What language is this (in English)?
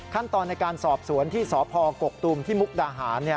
Thai